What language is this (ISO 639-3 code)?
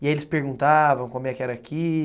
por